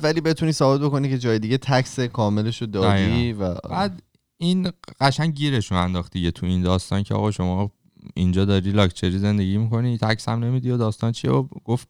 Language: Persian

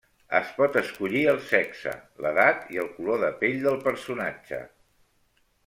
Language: Catalan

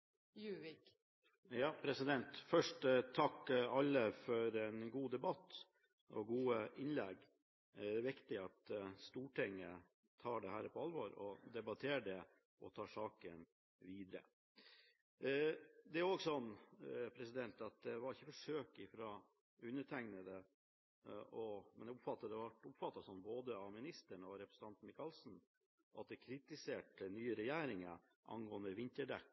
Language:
Norwegian Bokmål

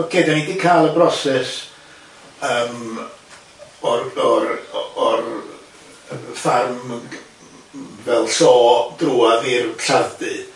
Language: Welsh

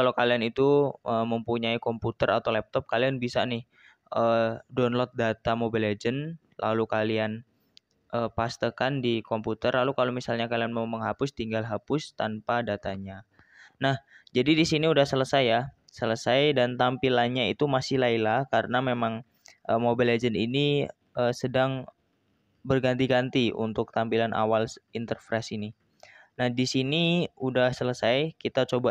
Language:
Indonesian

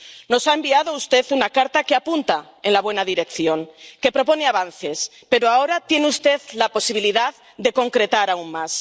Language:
Spanish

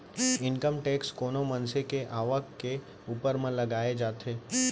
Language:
Chhattisgarhi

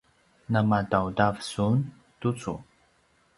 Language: Paiwan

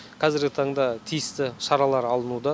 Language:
Kazakh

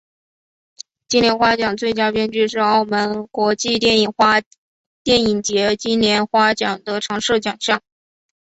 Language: Chinese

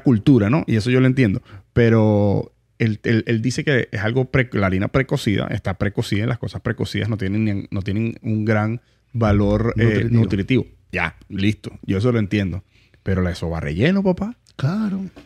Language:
Spanish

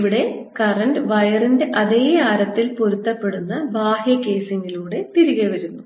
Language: Malayalam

